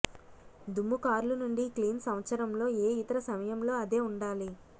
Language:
Telugu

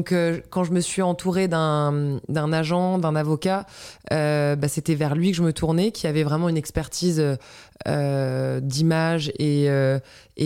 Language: French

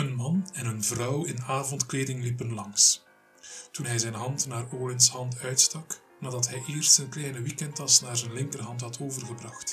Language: Dutch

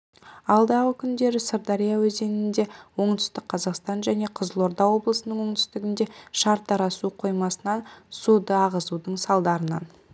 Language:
Kazakh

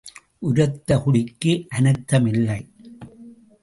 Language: Tamil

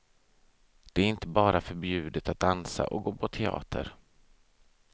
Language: Swedish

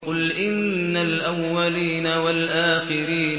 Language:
Arabic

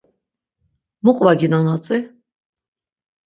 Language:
Laz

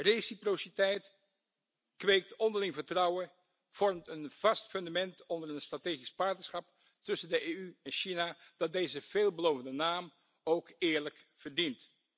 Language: Dutch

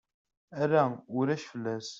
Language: Kabyle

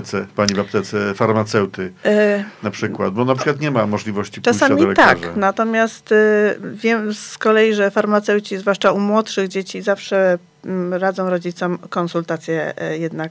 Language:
Polish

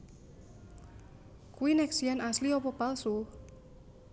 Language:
Javanese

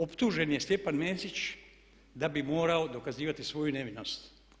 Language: Croatian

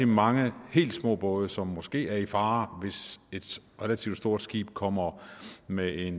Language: Danish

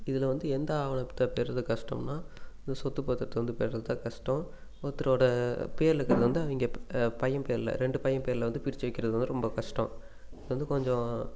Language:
Tamil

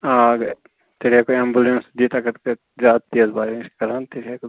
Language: Kashmiri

